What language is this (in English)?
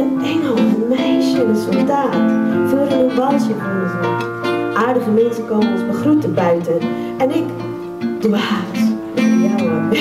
Dutch